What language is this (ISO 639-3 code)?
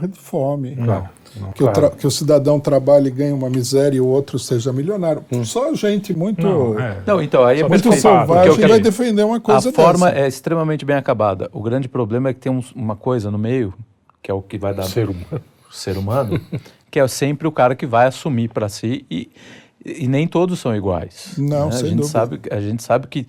por